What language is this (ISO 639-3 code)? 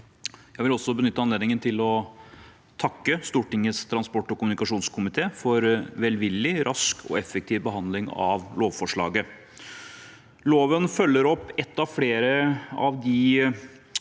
nor